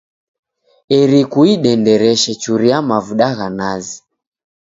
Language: Taita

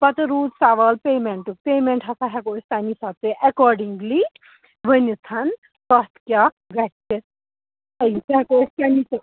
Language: Kashmiri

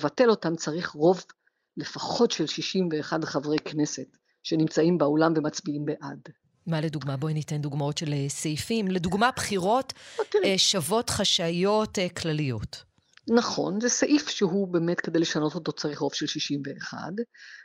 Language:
Hebrew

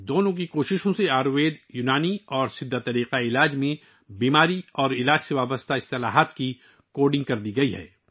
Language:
Urdu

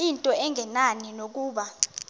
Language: Xhosa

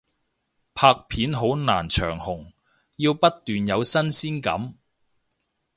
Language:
Cantonese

